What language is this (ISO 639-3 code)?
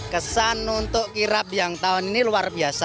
ind